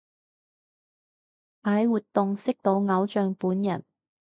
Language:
Cantonese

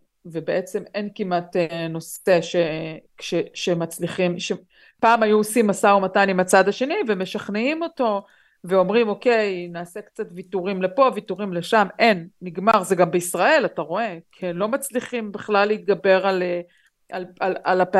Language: Hebrew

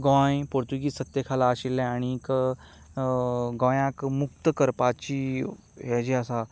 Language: Konkani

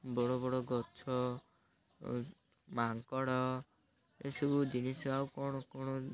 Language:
Odia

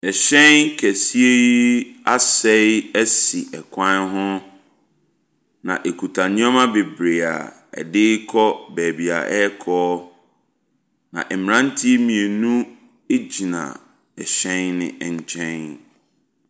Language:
Akan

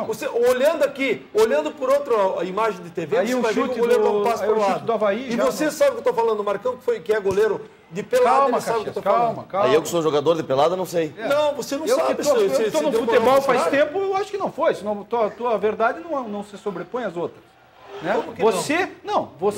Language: Portuguese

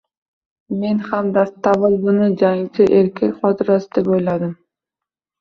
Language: Uzbek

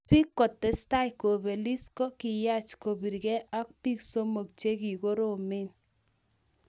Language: Kalenjin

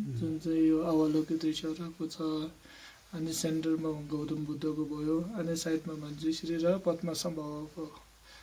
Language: Hindi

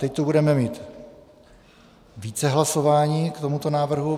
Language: Czech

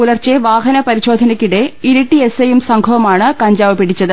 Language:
Malayalam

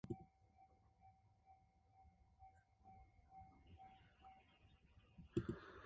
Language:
Korean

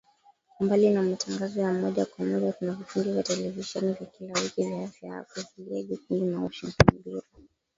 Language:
Swahili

